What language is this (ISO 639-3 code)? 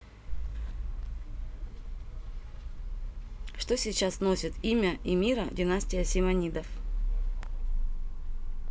rus